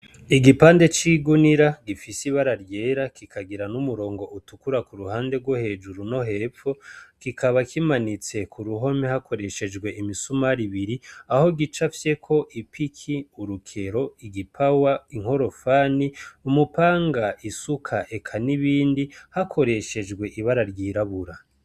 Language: Rundi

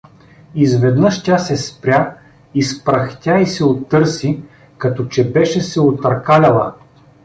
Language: Bulgarian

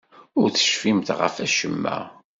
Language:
Kabyle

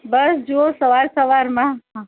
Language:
Gujarati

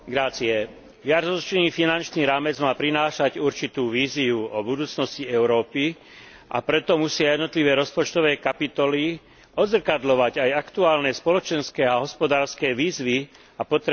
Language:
Slovak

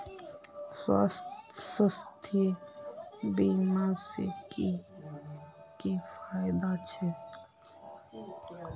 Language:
Magahi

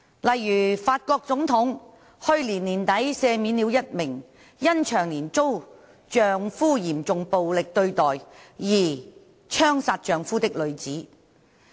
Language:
Cantonese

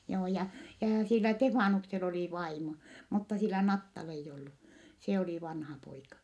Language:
Finnish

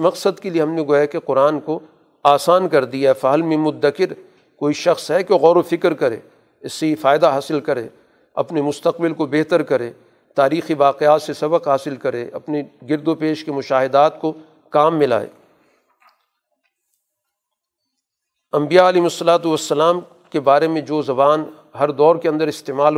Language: Urdu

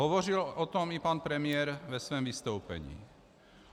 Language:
Czech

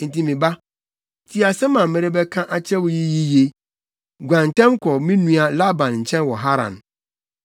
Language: Akan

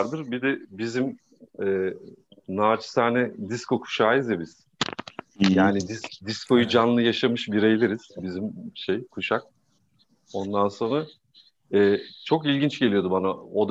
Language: Turkish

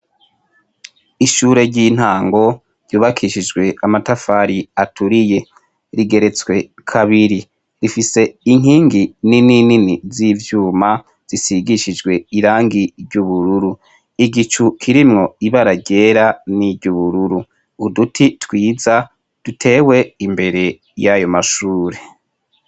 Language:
Rundi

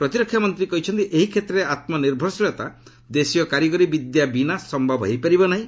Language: Odia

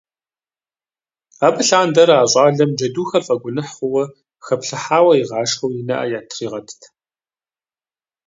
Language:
Kabardian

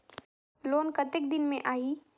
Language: Chhattisgarhi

